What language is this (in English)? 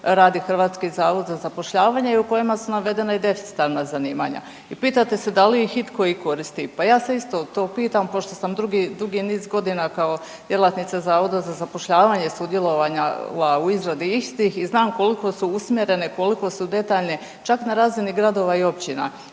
Croatian